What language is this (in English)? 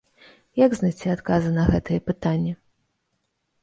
Belarusian